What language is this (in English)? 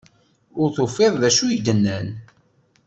Kabyle